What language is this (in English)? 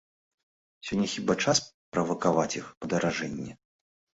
Belarusian